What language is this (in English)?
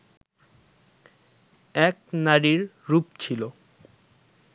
Bangla